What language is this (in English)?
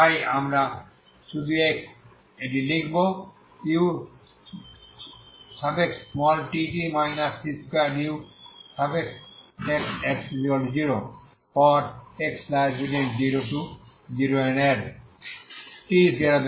Bangla